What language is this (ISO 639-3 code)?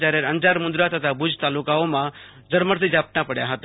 guj